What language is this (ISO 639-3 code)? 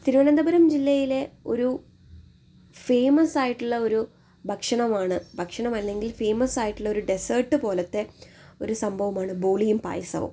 mal